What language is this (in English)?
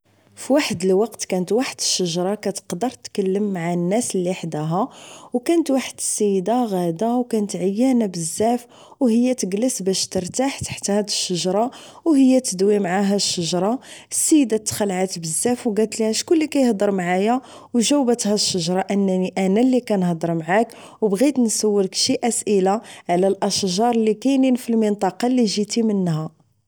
Moroccan Arabic